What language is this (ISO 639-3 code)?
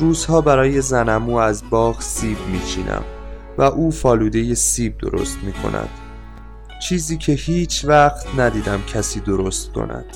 fas